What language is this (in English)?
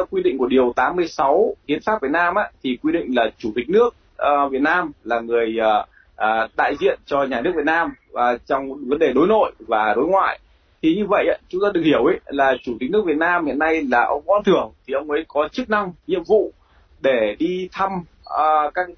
Vietnamese